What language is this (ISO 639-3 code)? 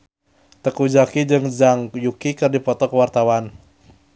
sun